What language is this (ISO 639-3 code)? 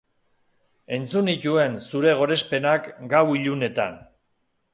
eus